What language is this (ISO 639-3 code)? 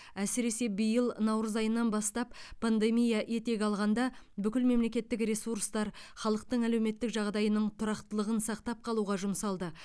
kaz